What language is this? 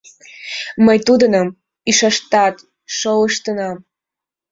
Mari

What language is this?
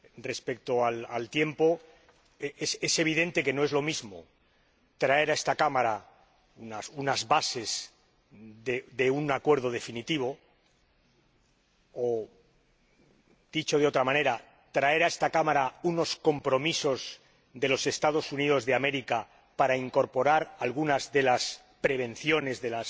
Spanish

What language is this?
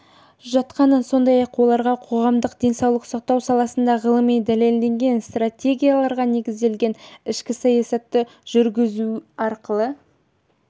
Kazakh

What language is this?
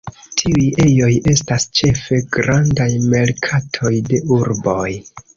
Esperanto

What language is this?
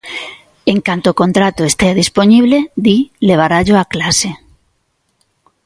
Galician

